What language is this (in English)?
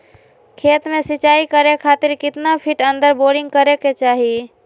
Magahi